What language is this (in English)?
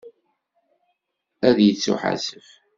Kabyle